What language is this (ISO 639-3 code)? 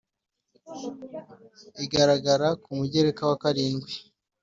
kin